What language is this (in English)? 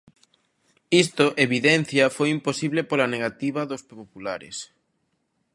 Galician